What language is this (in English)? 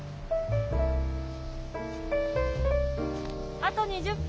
Japanese